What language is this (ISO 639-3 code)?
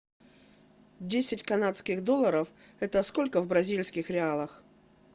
rus